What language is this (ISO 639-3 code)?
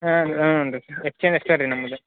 kan